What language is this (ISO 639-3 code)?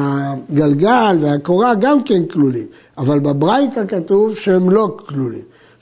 heb